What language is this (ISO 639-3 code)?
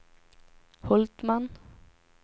swe